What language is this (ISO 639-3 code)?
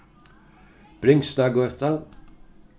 fao